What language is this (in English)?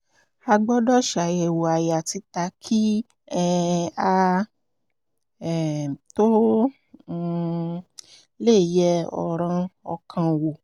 Yoruba